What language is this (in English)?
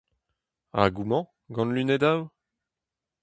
Breton